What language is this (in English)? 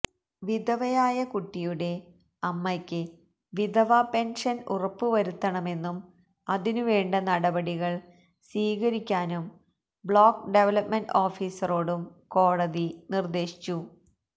Malayalam